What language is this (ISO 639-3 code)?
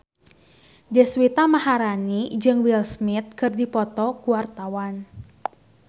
sun